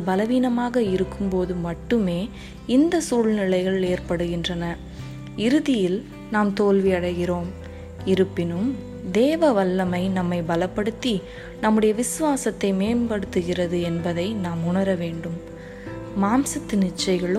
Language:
Tamil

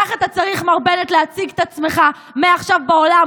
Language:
Hebrew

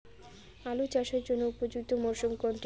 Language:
Bangla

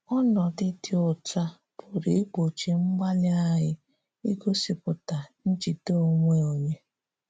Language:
Igbo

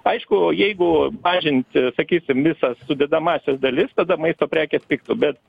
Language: Lithuanian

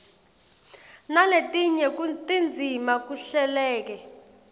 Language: Swati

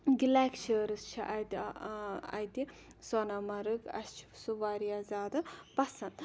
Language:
Kashmiri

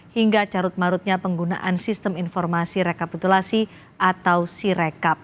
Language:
Indonesian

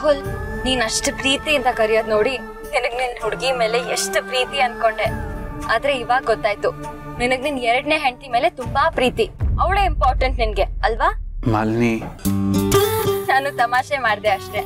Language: Kannada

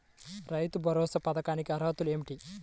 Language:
Telugu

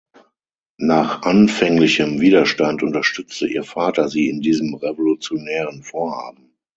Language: German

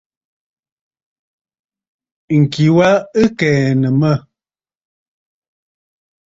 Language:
Bafut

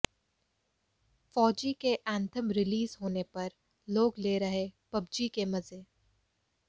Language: Hindi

